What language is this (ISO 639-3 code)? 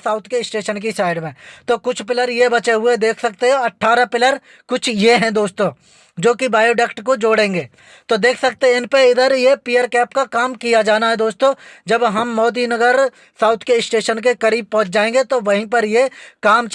hin